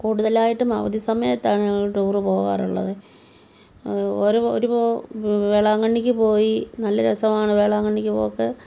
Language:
Malayalam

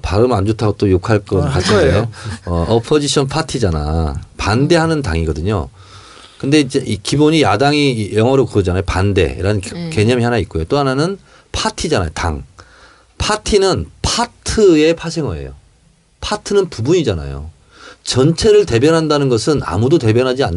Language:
Korean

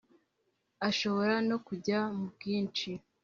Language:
Kinyarwanda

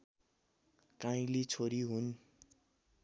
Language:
Nepali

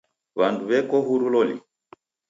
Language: Taita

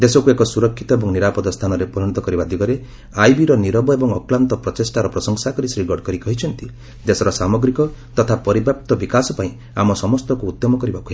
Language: Odia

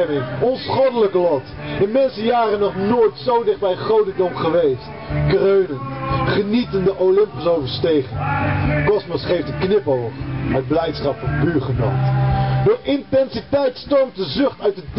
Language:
Dutch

